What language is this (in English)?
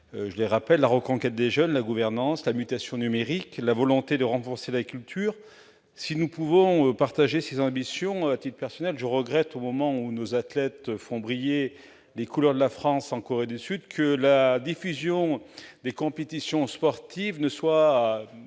French